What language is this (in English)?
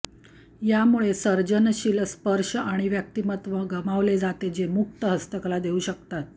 Marathi